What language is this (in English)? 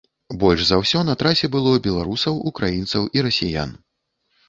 Belarusian